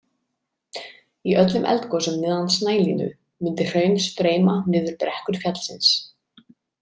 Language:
Icelandic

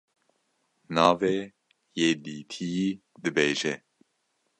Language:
Kurdish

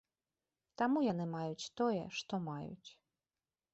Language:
Belarusian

